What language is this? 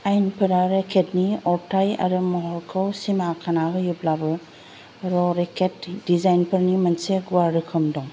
Bodo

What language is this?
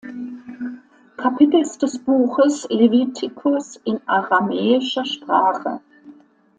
German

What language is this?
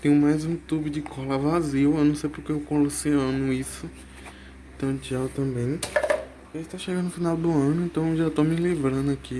Portuguese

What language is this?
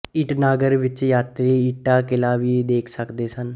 Punjabi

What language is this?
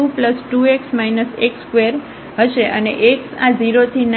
Gujarati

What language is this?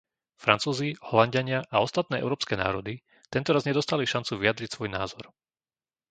Slovak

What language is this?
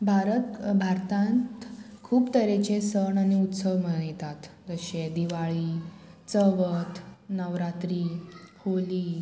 Konkani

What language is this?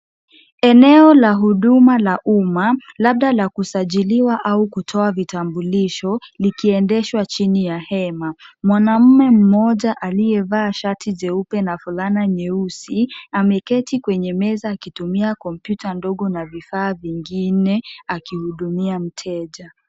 Swahili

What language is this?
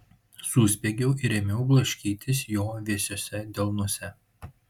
Lithuanian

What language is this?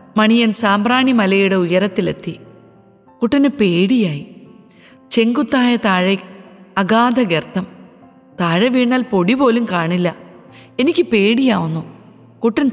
Malayalam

